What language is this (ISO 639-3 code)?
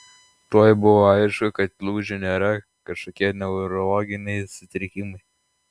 lit